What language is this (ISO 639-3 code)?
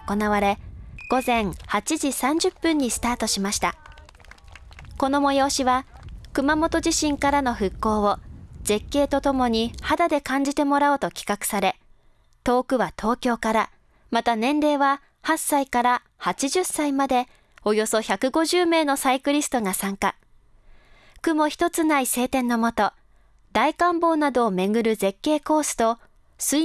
jpn